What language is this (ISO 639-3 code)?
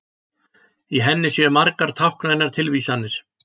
isl